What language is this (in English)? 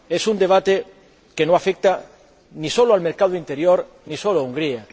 Spanish